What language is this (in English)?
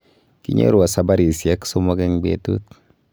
Kalenjin